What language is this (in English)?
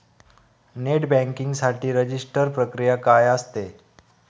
Marathi